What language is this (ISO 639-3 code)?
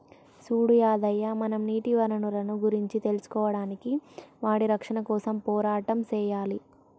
tel